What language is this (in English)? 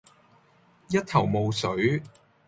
Cantonese